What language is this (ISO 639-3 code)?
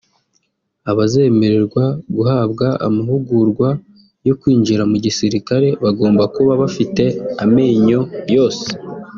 kin